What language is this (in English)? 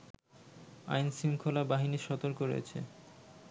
Bangla